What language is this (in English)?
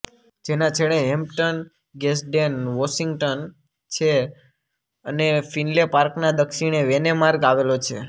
Gujarati